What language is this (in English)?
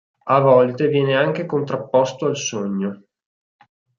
Italian